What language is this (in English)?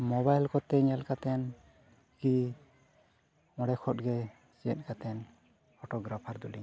Santali